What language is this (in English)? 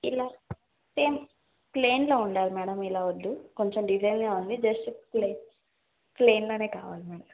Telugu